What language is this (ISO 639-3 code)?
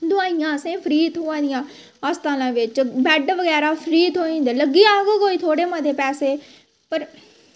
doi